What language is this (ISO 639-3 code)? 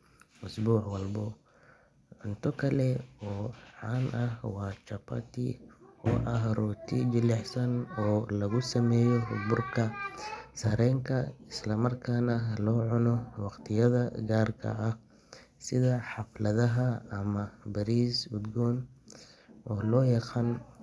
som